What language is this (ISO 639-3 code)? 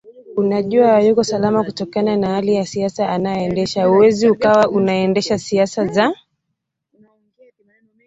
swa